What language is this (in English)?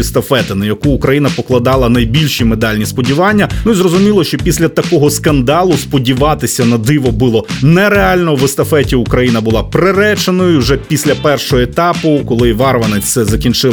Ukrainian